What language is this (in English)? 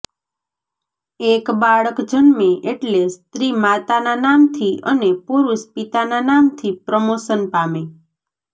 Gujarati